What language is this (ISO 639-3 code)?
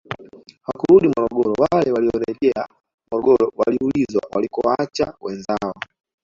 swa